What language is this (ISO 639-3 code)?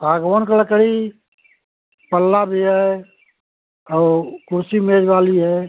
hin